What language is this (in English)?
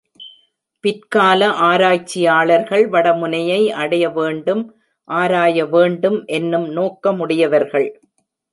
Tamil